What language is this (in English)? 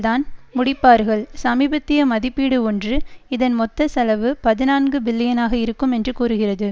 Tamil